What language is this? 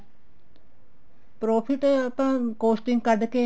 Punjabi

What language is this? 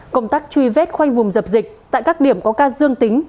Vietnamese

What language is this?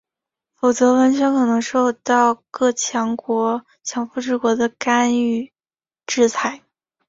Chinese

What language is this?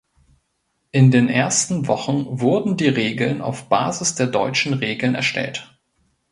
German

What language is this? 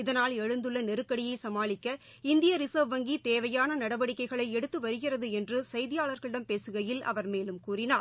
Tamil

